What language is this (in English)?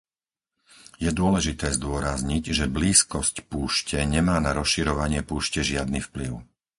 Slovak